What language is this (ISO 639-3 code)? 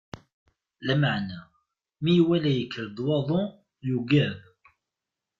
kab